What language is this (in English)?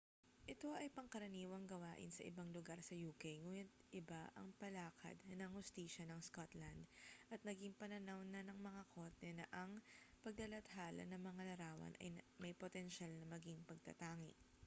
Filipino